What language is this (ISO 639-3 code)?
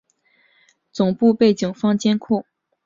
zho